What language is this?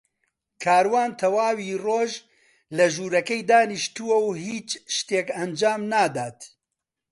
Central Kurdish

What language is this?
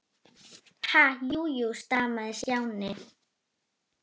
Icelandic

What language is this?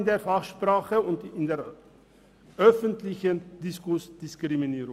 Swiss German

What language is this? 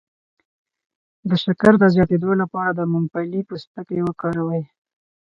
Pashto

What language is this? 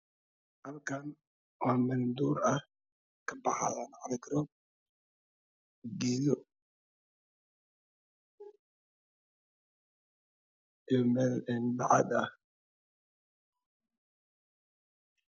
Somali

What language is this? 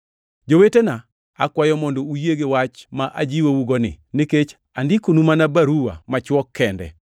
Luo (Kenya and Tanzania)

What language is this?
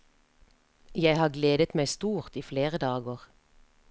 Norwegian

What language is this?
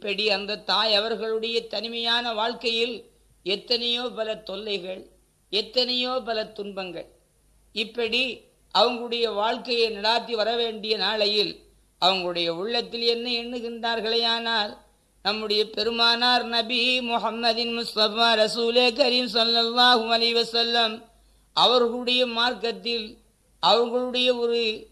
Tamil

